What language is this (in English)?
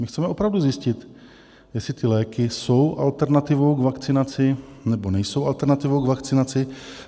Czech